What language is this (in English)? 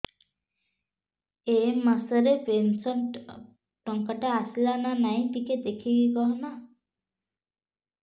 Odia